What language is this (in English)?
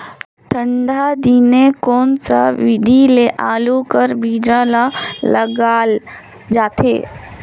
Chhattisgarhi